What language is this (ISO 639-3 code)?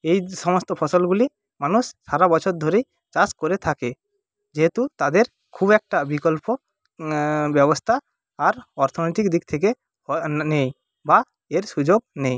ben